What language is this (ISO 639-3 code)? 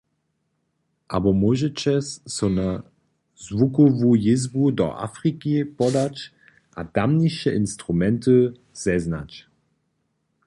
hsb